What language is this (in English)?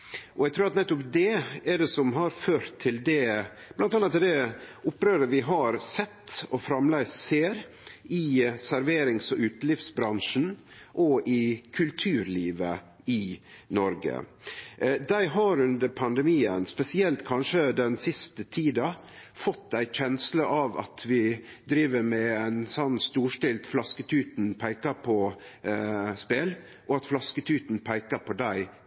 Norwegian Nynorsk